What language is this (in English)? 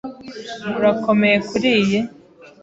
Kinyarwanda